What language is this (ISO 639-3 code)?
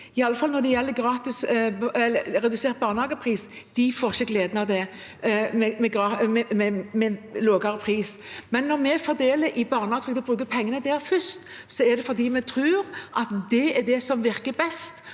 nor